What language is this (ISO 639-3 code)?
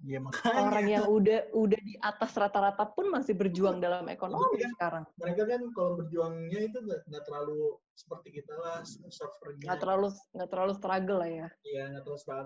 ind